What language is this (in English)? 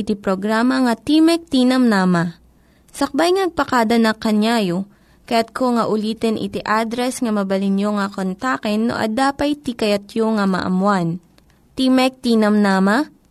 Filipino